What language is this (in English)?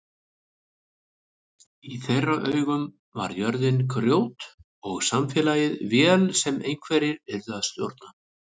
Icelandic